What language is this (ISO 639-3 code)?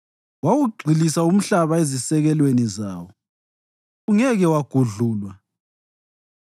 nde